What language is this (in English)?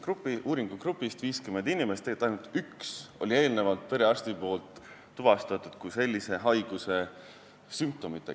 Estonian